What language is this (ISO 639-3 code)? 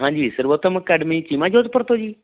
pan